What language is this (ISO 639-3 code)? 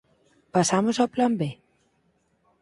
glg